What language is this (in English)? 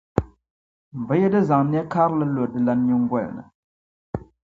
Dagbani